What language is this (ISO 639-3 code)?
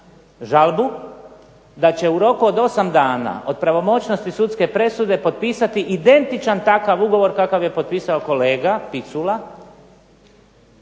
hrv